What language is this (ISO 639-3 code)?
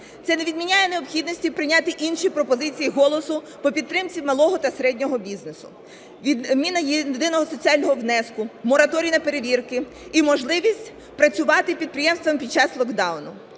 ukr